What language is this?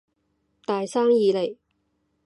Cantonese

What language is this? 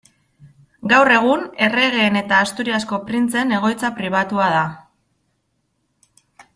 Basque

